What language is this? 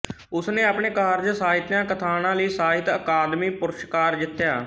Punjabi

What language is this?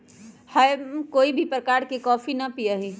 Magahi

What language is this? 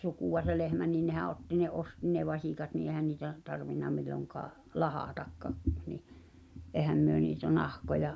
Finnish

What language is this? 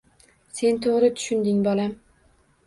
Uzbek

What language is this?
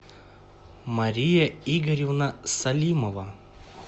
Russian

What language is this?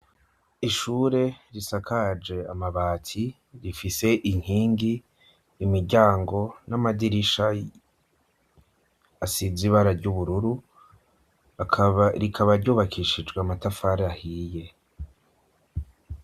Rundi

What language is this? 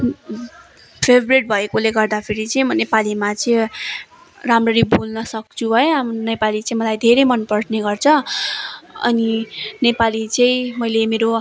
Nepali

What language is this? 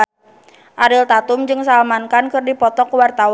Sundanese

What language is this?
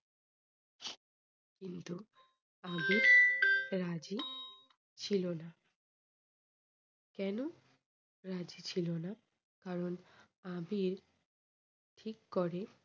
Bangla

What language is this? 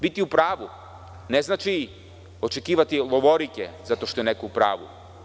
Serbian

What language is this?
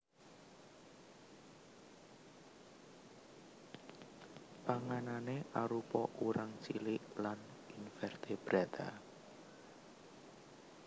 Javanese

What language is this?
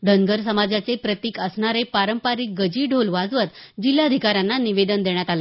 Marathi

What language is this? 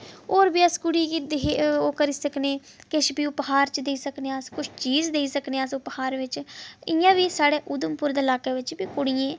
Dogri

